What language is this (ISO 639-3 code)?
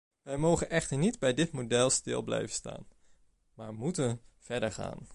nld